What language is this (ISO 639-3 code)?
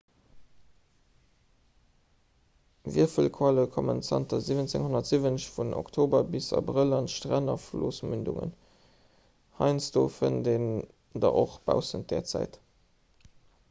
ltz